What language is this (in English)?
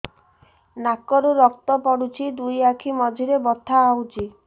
Odia